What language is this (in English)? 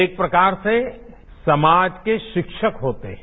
Hindi